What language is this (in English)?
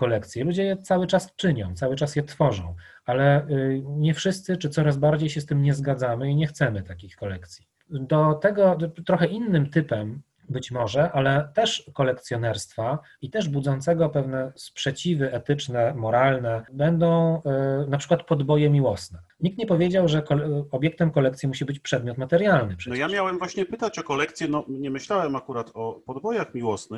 Polish